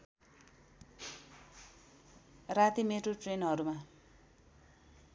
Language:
Nepali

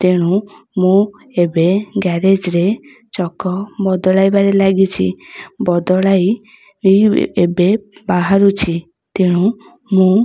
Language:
Odia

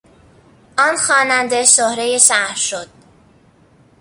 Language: Persian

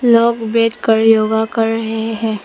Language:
Hindi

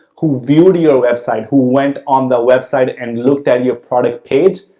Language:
English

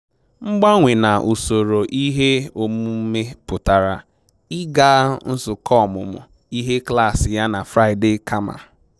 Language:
Igbo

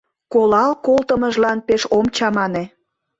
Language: Mari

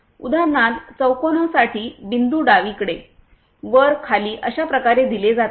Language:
Marathi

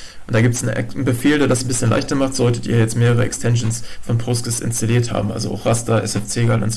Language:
German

